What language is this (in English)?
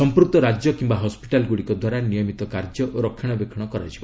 Odia